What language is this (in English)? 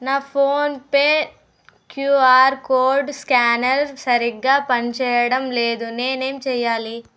Telugu